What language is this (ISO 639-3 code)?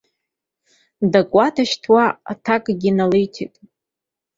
abk